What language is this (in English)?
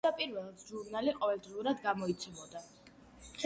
Georgian